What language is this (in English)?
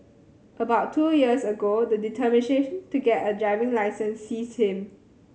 English